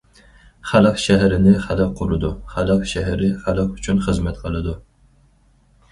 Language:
Uyghur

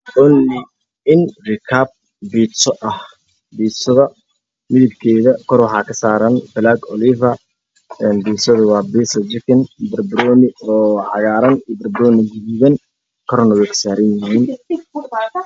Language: Somali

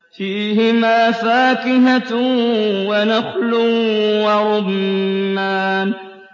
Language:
Arabic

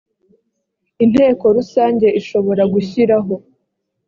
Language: Kinyarwanda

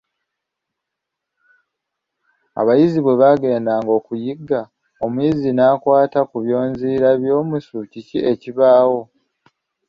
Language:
Ganda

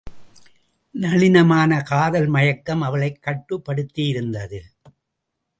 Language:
Tamil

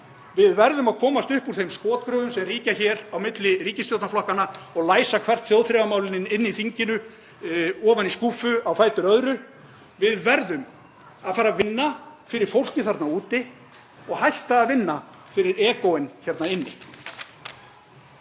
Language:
Icelandic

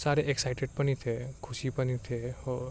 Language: Nepali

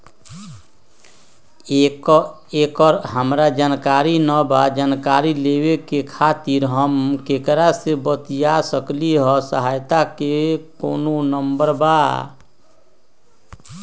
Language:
Magahi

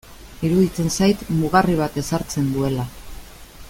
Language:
Basque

